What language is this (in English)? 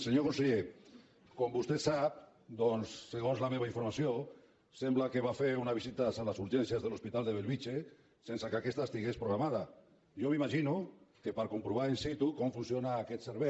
Catalan